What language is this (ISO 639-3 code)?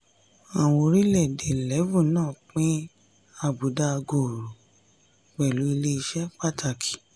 yor